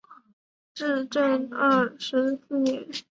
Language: Chinese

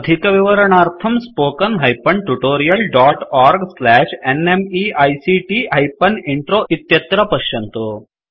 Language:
Sanskrit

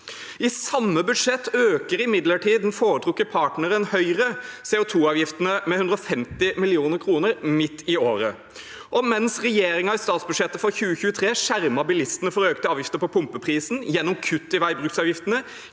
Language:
Norwegian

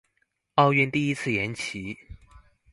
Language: Chinese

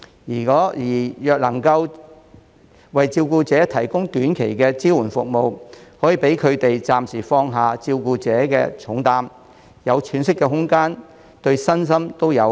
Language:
Cantonese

